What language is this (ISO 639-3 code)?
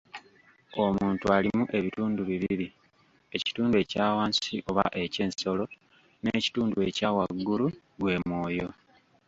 lug